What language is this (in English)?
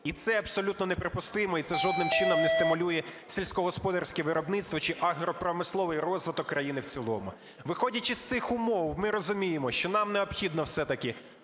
Ukrainian